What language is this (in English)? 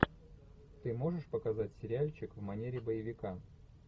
Russian